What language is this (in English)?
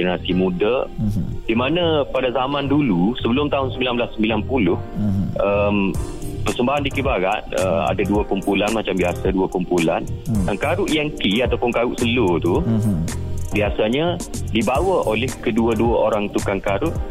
Malay